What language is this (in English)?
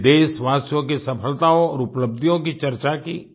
Hindi